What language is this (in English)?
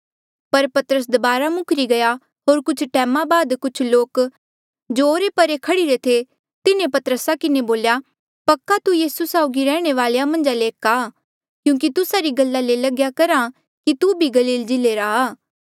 Mandeali